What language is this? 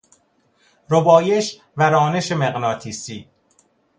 Persian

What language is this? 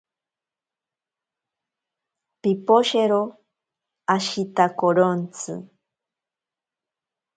Ashéninka Perené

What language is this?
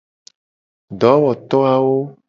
Gen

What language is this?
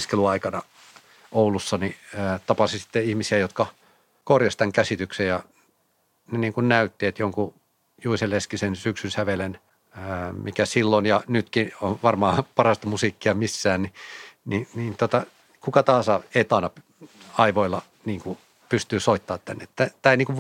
Finnish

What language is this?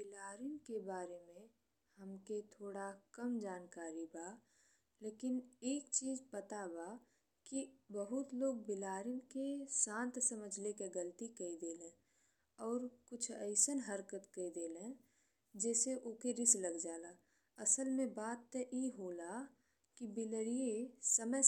Bhojpuri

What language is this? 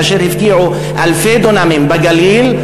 Hebrew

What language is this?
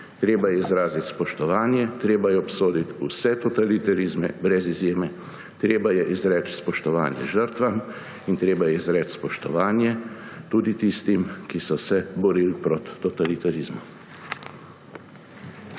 Slovenian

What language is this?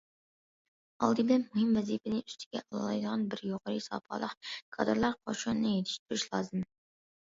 Uyghur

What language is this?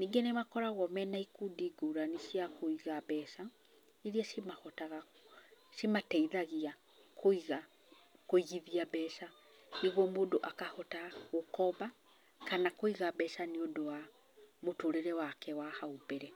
Kikuyu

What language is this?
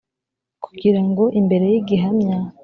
Kinyarwanda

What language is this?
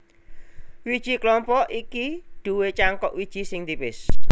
Javanese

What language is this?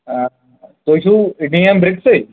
Kashmiri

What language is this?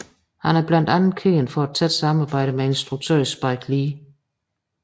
Danish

